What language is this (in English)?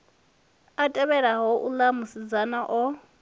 Venda